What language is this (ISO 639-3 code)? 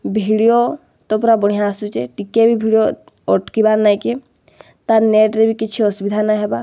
ori